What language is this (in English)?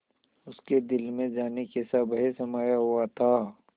Hindi